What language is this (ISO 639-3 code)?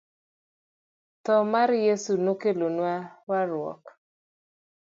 luo